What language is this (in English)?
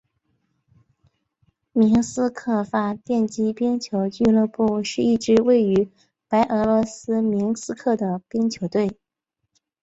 Chinese